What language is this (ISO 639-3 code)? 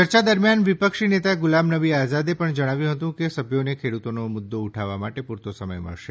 guj